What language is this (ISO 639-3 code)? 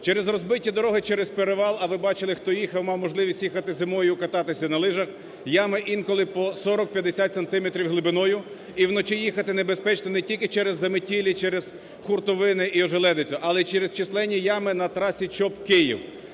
ukr